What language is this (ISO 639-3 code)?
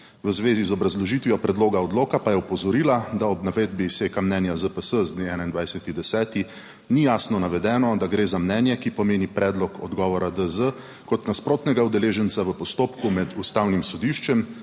slv